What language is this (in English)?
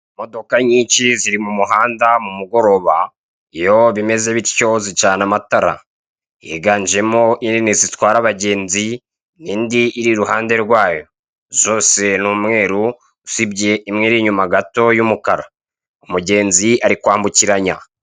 Kinyarwanda